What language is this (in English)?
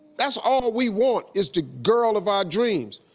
English